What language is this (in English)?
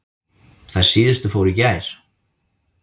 Icelandic